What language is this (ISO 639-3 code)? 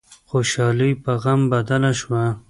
pus